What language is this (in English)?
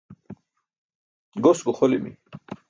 Burushaski